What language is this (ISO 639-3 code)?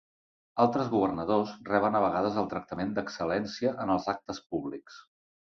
cat